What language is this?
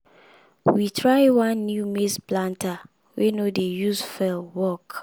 Nigerian Pidgin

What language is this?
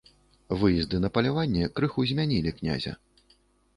Belarusian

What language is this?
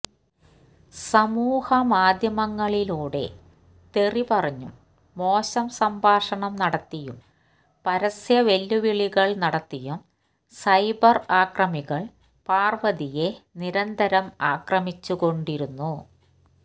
Malayalam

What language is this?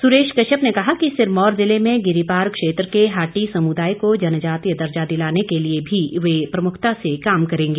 Hindi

